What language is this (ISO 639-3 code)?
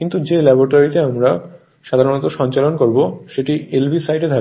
ben